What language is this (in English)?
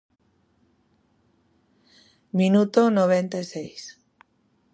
Galician